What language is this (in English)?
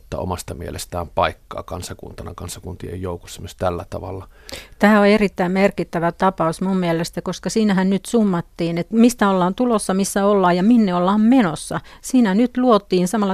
Finnish